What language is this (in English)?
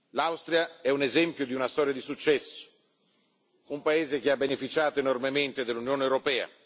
Italian